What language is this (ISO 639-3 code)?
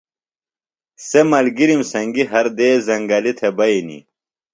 phl